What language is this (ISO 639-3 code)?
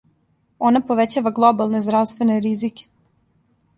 srp